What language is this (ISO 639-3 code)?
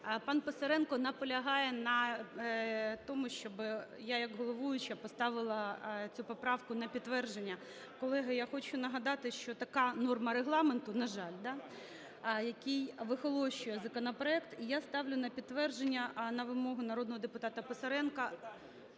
ukr